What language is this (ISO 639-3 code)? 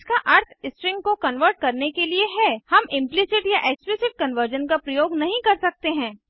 hin